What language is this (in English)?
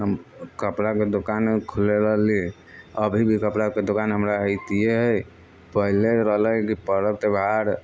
Maithili